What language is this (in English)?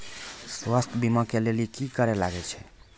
Maithili